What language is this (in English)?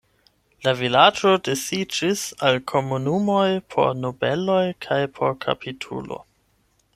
Esperanto